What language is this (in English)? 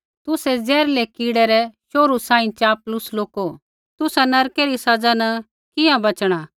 Kullu Pahari